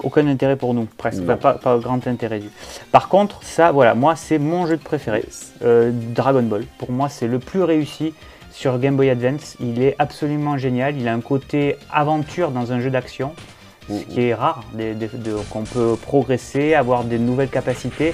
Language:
French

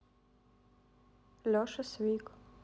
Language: Russian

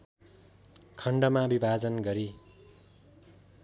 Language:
Nepali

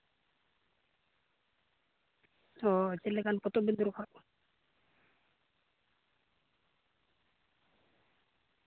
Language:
Santali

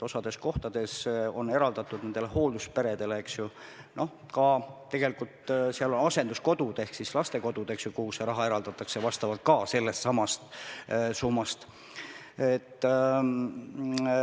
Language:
Estonian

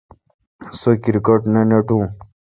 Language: Kalkoti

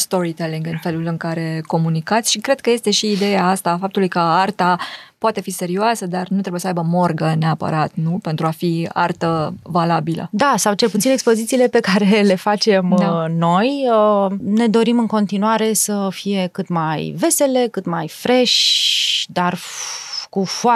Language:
Romanian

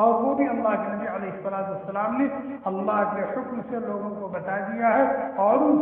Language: Arabic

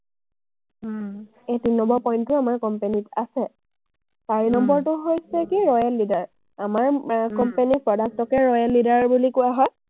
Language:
Assamese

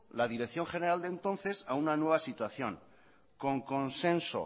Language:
Spanish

